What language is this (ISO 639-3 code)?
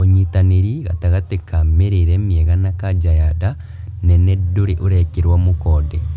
kik